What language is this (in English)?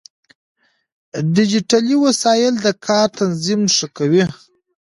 Pashto